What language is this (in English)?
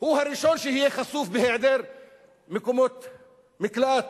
Hebrew